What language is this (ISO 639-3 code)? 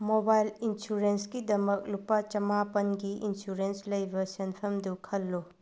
mni